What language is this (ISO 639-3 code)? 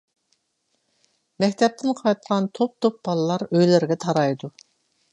uig